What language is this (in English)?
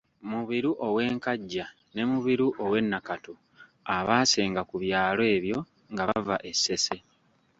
Ganda